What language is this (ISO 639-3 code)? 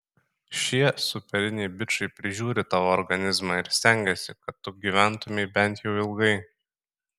lit